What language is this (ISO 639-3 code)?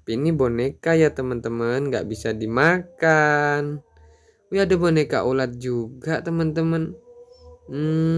ind